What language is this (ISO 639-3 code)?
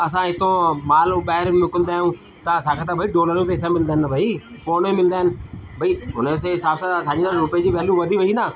snd